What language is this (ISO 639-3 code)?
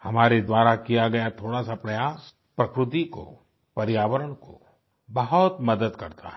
hin